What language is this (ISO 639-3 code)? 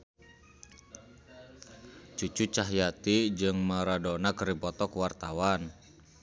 sun